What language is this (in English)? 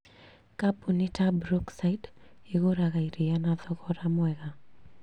Kikuyu